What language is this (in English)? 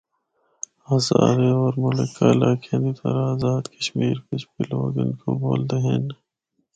Northern Hindko